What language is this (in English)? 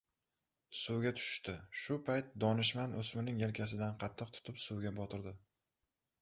Uzbek